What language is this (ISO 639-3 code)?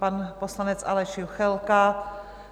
ces